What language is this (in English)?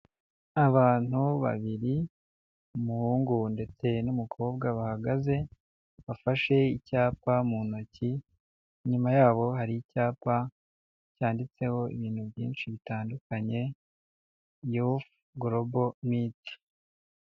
Kinyarwanda